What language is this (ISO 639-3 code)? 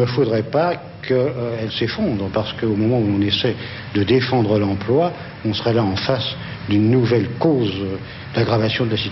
fra